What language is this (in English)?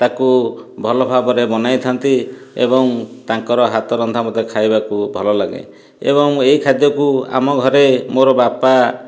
Odia